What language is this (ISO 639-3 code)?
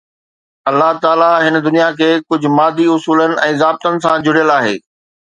snd